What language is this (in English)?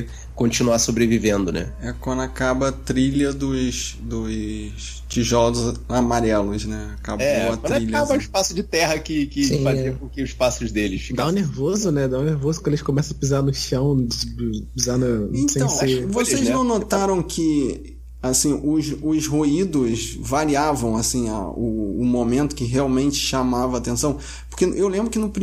Portuguese